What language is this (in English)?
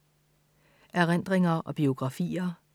Danish